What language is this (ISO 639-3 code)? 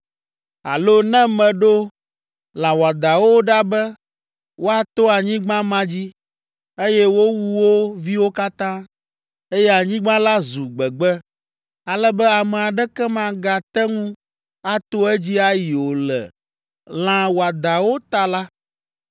ewe